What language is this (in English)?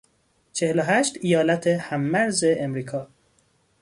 Persian